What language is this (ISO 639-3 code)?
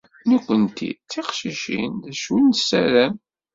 kab